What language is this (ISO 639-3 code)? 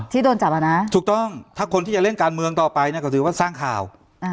tha